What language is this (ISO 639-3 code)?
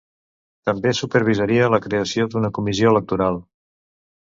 cat